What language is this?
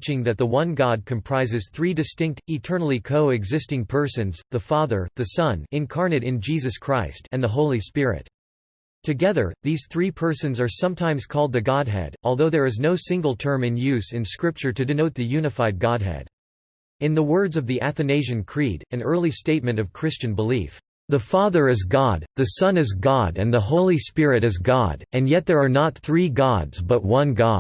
English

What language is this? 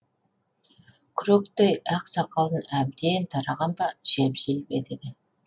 Kazakh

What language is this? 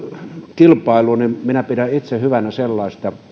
Finnish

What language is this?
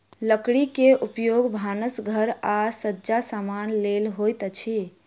Maithili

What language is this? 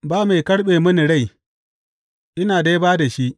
Hausa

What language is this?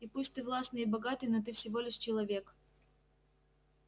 Russian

